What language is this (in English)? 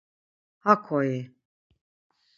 Laz